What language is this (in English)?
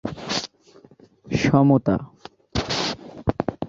Bangla